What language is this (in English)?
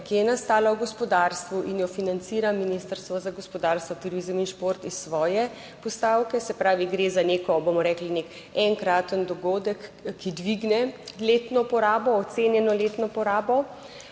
Slovenian